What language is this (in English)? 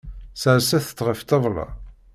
Kabyle